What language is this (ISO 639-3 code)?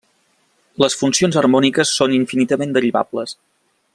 cat